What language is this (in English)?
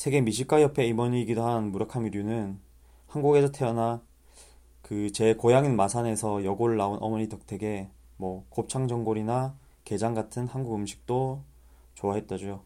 Korean